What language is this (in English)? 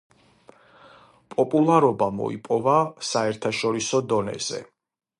Georgian